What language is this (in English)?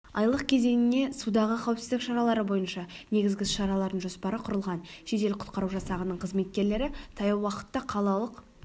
Kazakh